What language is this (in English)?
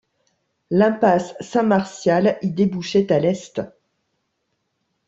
French